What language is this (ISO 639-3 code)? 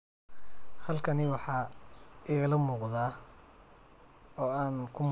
som